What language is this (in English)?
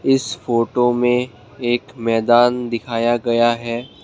Hindi